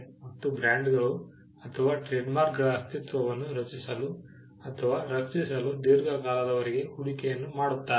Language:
Kannada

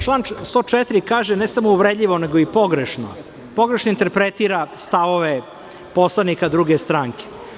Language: Serbian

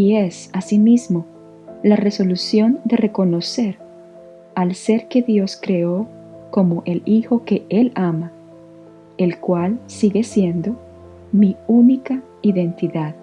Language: Spanish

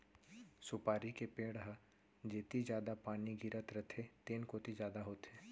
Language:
Chhattisgarhi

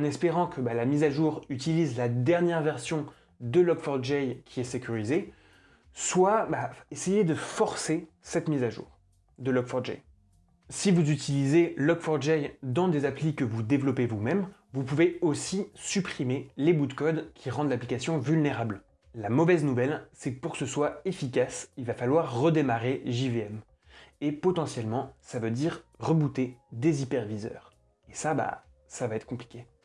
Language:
French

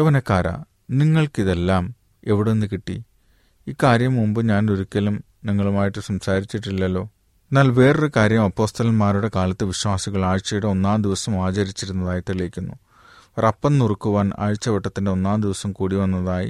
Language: Malayalam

